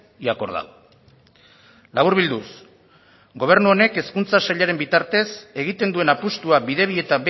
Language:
Basque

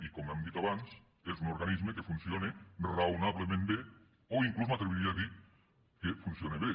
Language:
Catalan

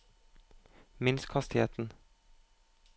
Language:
Norwegian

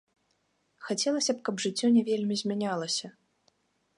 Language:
Belarusian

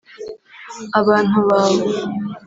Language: Kinyarwanda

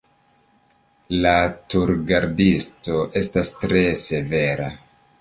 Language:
Esperanto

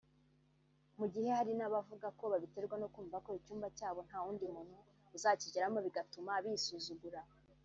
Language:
Kinyarwanda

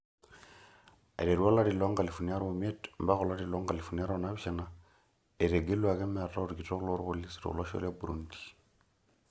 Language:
Masai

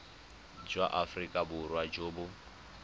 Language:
Tswana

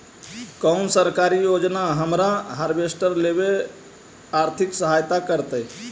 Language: Magahi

